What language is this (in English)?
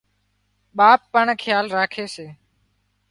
Wadiyara Koli